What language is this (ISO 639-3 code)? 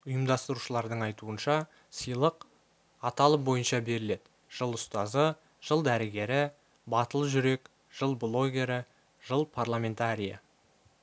kaz